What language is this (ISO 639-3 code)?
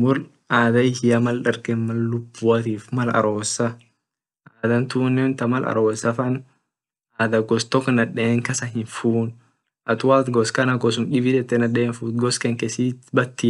orc